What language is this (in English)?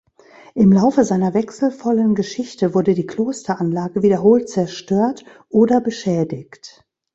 German